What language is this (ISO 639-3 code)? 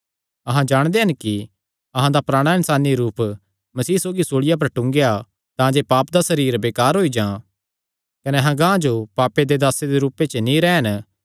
xnr